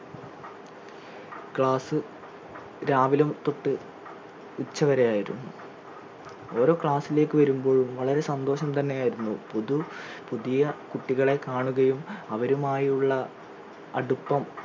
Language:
Malayalam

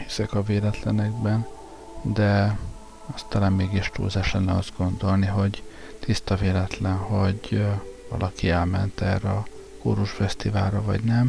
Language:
Hungarian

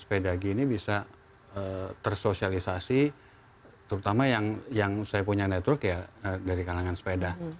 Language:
Indonesian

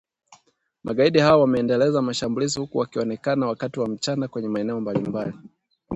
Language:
Swahili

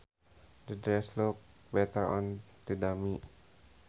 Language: Sundanese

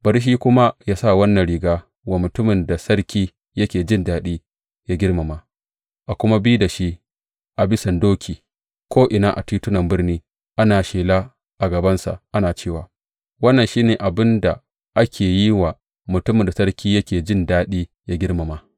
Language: Hausa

